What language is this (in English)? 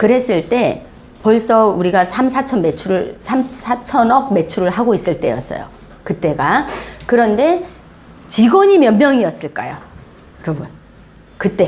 Korean